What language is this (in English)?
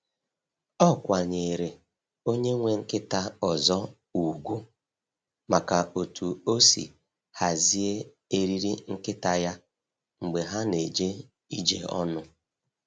Igbo